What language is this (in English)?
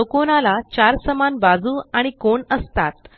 Marathi